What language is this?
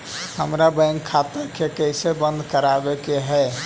Magahi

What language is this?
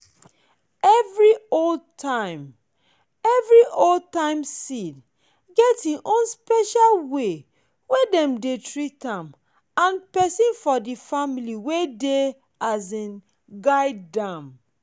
Nigerian Pidgin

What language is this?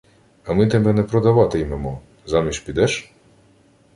Ukrainian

